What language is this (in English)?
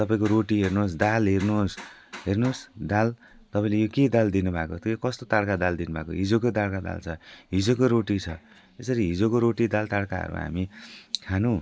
Nepali